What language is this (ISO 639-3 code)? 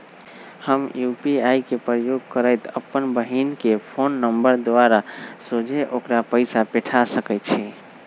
mag